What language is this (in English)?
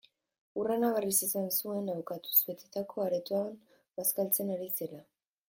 Basque